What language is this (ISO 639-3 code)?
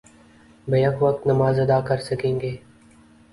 urd